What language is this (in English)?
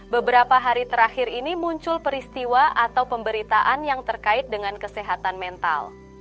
Indonesian